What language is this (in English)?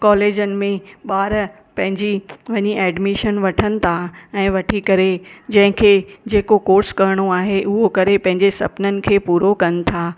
Sindhi